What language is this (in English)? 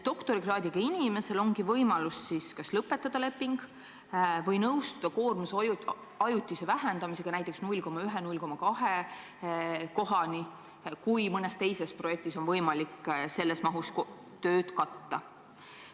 Estonian